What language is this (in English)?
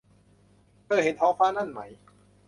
Thai